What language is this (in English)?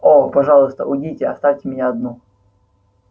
Russian